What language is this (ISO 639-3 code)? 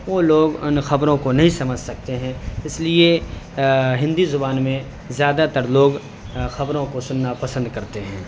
urd